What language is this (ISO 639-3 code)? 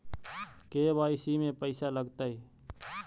mag